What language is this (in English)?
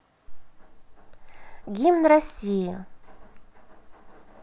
Russian